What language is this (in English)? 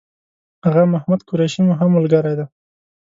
Pashto